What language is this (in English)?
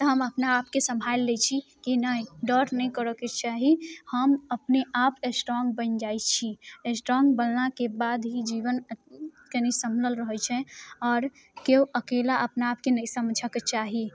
Maithili